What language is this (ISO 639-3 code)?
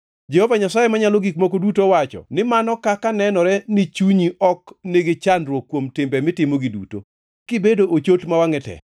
luo